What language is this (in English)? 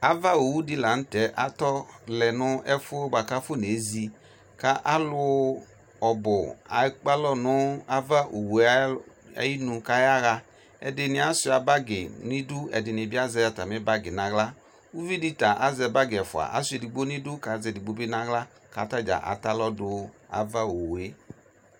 Ikposo